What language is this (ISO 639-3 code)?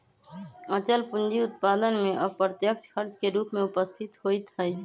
mag